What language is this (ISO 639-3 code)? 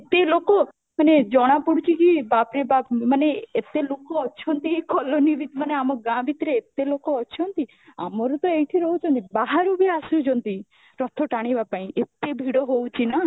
ori